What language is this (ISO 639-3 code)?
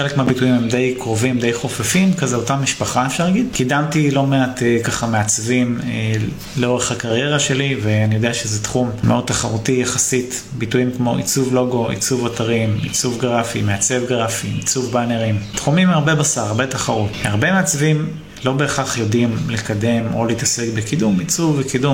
heb